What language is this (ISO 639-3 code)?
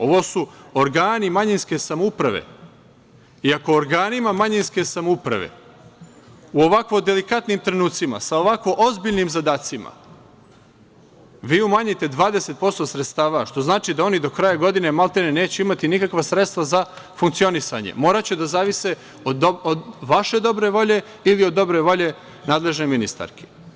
srp